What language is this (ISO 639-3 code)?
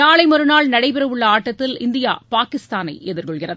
tam